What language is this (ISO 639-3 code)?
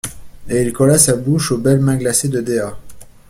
fra